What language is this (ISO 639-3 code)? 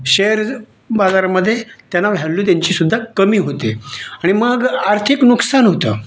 mar